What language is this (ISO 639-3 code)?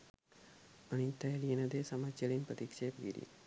sin